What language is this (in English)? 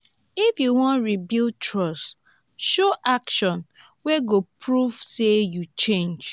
Nigerian Pidgin